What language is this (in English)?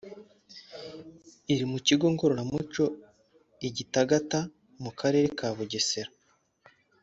Kinyarwanda